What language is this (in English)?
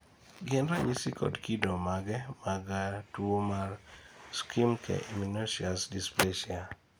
Luo (Kenya and Tanzania)